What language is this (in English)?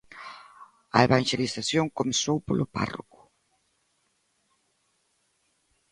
Galician